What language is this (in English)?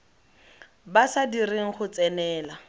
Tswana